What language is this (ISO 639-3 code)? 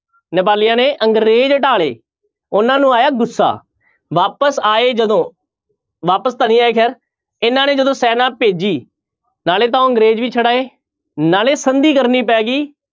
pan